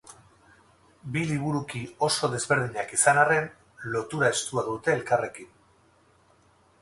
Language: Basque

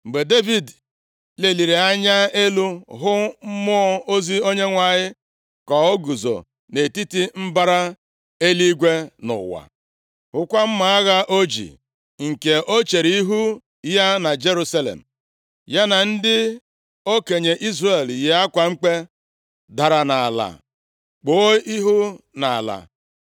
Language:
Igbo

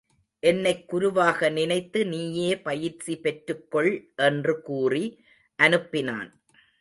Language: Tamil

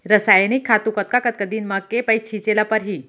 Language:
Chhattisgarhi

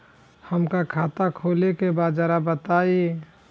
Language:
Bhojpuri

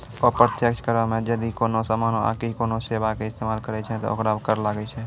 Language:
Maithili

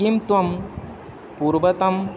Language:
Sanskrit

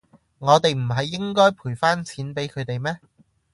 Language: Cantonese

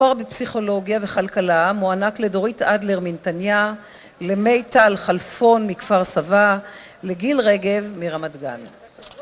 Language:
Hebrew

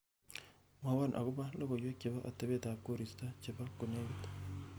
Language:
Kalenjin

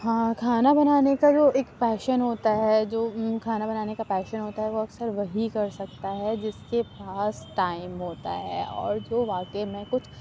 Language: Urdu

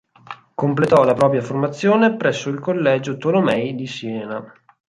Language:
Italian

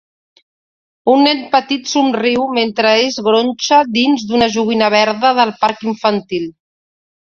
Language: Catalan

